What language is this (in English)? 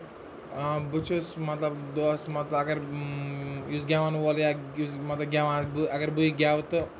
Kashmiri